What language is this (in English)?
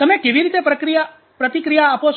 Gujarati